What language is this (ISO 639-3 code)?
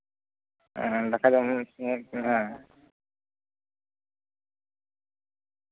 sat